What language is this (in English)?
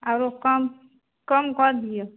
Maithili